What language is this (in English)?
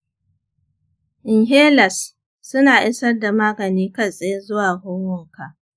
Hausa